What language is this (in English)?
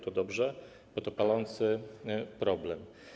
Polish